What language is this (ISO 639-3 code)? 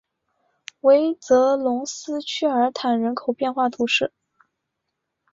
zho